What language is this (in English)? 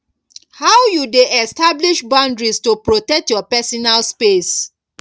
Nigerian Pidgin